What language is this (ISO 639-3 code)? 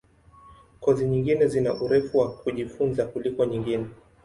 swa